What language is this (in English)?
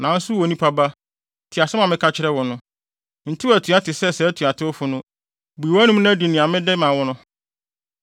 Akan